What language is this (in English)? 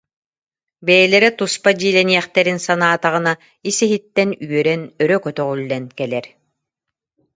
Yakut